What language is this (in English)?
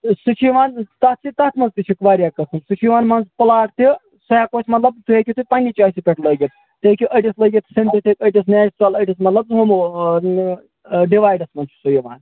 Kashmiri